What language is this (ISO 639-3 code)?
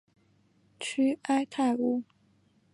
zho